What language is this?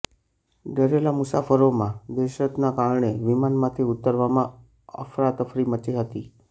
Gujarati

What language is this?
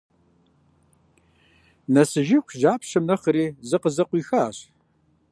Kabardian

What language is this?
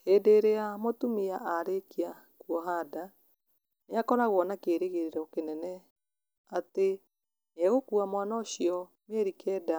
Kikuyu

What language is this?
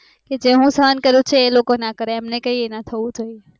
Gujarati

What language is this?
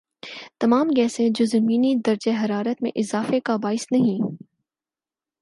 Urdu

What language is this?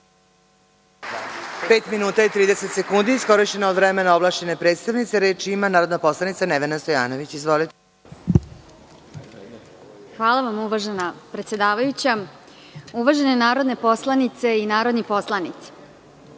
Serbian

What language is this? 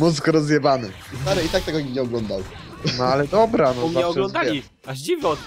Polish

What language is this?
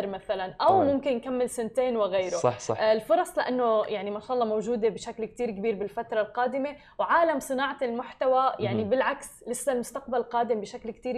Arabic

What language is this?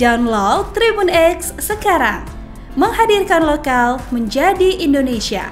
Indonesian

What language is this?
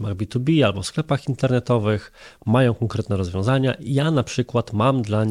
Polish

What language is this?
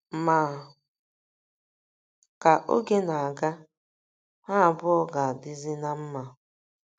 Igbo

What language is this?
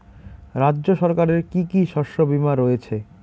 Bangla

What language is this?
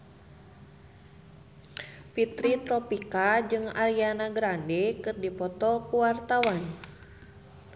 Sundanese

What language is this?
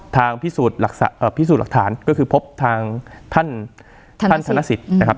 Thai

